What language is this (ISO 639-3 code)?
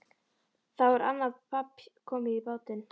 isl